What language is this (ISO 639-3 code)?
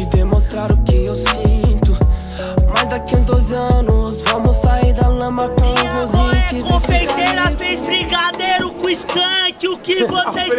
por